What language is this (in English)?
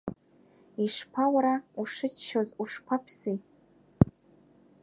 Abkhazian